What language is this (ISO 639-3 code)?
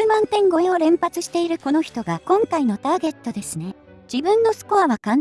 jpn